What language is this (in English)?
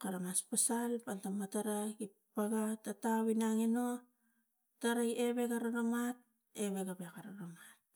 Tigak